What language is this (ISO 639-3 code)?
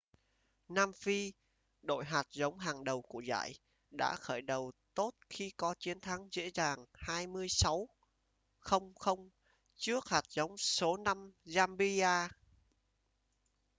vie